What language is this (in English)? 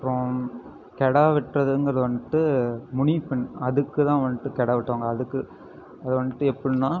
Tamil